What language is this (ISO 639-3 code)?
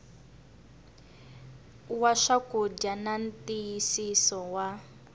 tso